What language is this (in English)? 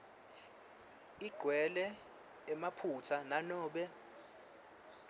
Swati